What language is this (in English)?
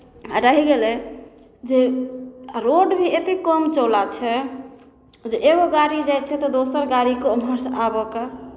Maithili